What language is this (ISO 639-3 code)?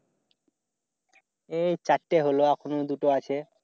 ben